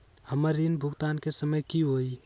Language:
Magahi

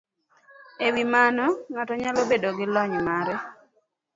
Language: Luo (Kenya and Tanzania)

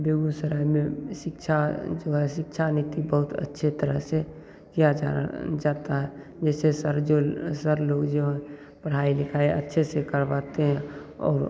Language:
Hindi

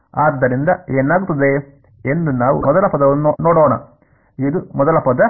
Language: Kannada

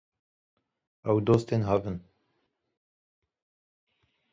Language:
Kurdish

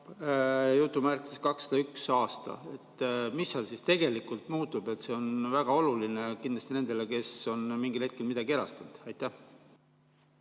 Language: Estonian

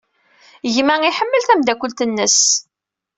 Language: Kabyle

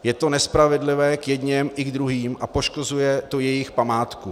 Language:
Czech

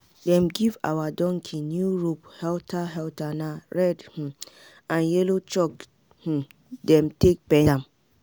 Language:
Nigerian Pidgin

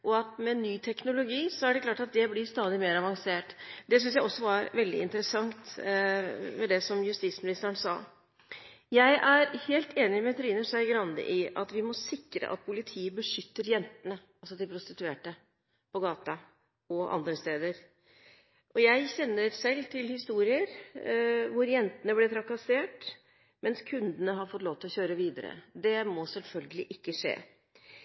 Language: Norwegian Bokmål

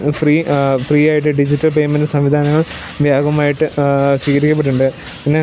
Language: Malayalam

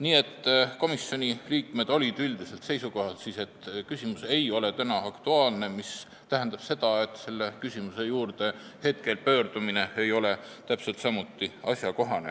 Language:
Estonian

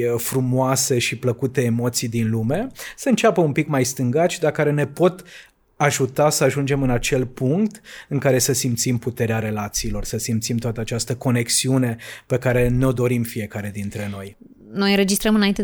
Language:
Romanian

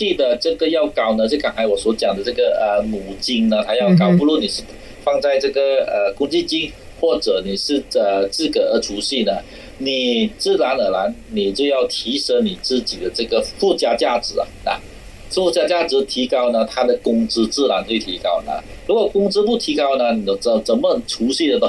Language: Chinese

